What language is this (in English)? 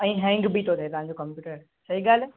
Sindhi